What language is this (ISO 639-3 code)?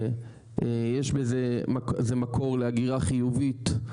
heb